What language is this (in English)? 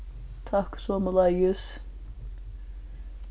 Faroese